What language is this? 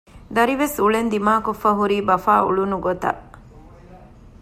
Divehi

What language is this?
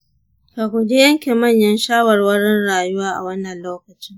Hausa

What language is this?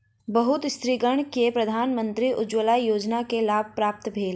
Maithili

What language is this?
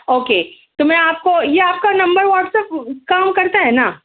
Urdu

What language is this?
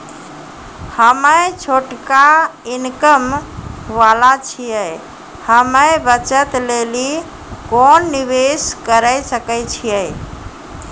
Maithili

